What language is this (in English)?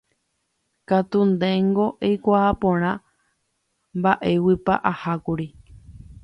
Guarani